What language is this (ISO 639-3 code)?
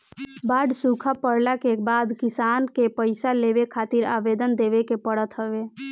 bho